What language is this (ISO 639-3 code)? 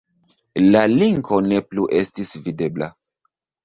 epo